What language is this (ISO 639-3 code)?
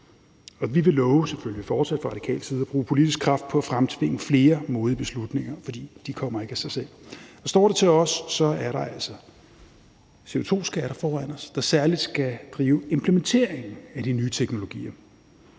dan